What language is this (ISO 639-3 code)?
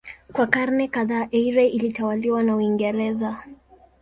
swa